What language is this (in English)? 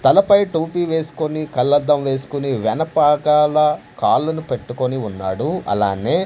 Telugu